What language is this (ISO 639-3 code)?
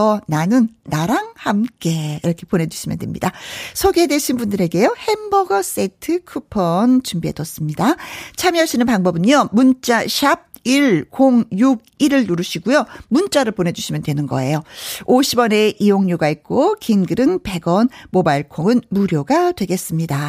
kor